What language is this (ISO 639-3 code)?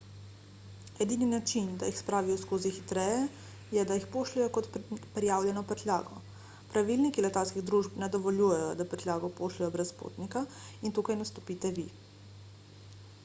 slv